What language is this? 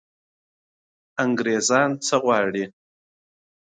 Pashto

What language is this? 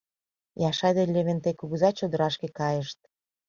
Mari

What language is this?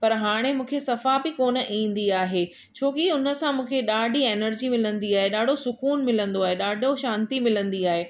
Sindhi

